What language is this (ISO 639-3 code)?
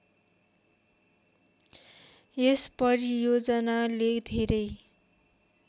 nep